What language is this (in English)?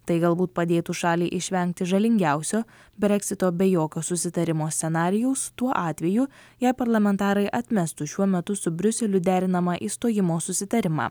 Lithuanian